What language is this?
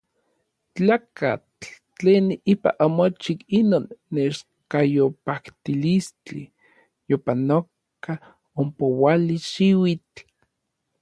Orizaba Nahuatl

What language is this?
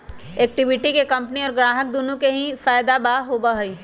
Magahi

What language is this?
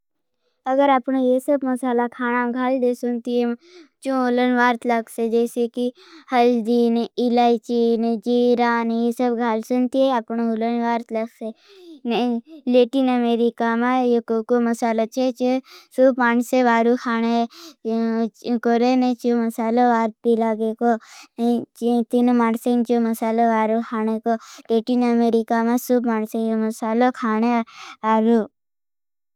Bhili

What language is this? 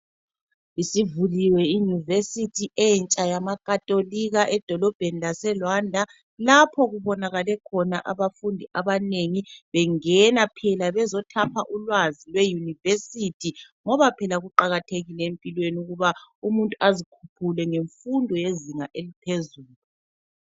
North Ndebele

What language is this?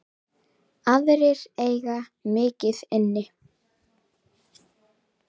Icelandic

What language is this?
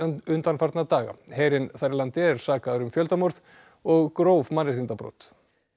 Icelandic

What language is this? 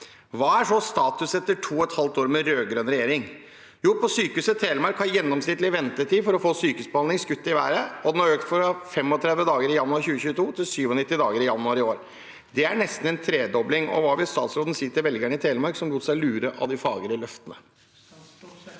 Norwegian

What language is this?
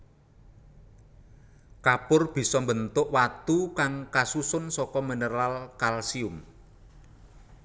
Javanese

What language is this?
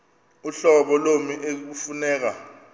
Xhosa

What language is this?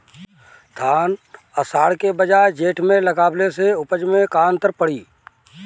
Bhojpuri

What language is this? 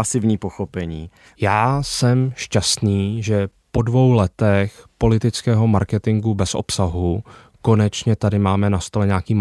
Czech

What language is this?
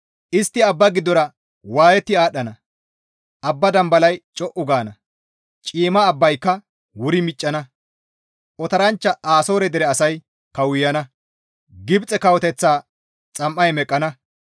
Gamo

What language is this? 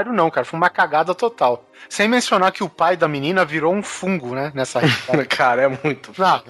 Portuguese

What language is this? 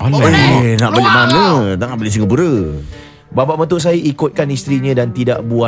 Malay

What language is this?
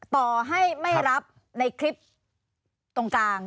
Thai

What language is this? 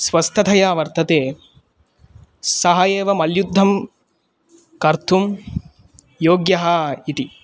Sanskrit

